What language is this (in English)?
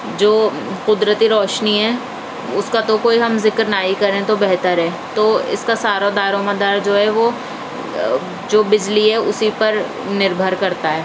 Urdu